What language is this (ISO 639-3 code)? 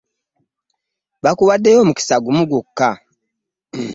lug